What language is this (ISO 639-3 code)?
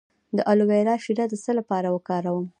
pus